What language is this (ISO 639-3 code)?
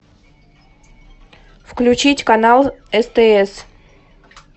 rus